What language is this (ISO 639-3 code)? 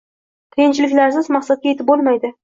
uzb